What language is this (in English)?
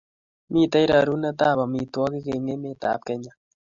Kalenjin